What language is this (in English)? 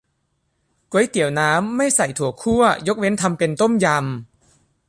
Thai